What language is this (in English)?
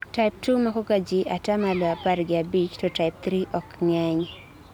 Luo (Kenya and Tanzania)